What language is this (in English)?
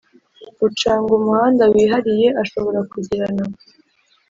Kinyarwanda